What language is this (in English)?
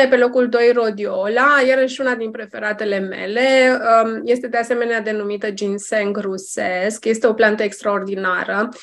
Romanian